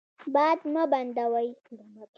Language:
Pashto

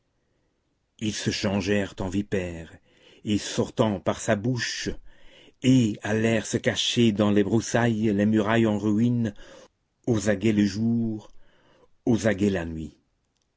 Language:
French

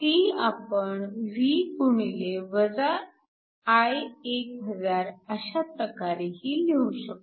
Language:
Marathi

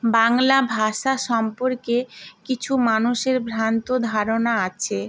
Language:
Bangla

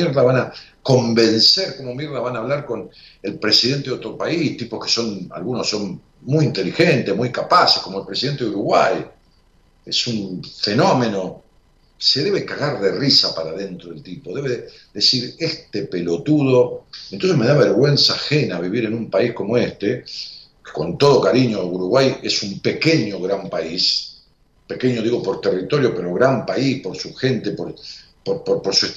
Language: Spanish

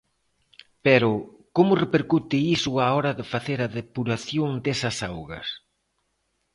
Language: Galician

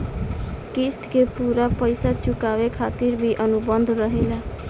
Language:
Bhojpuri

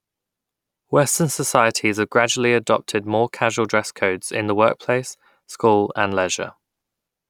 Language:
English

